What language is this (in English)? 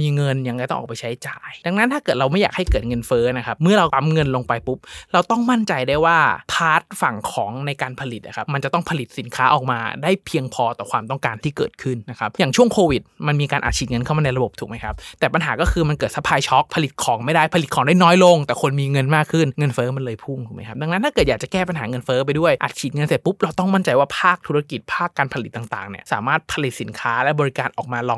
Thai